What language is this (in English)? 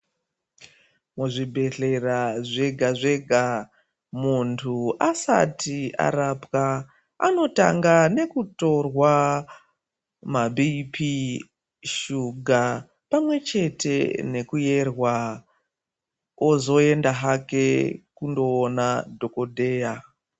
Ndau